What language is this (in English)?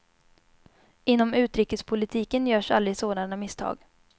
Swedish